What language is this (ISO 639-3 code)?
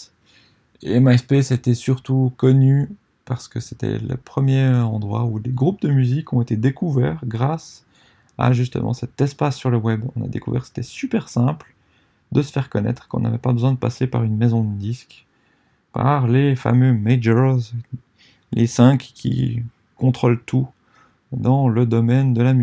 fra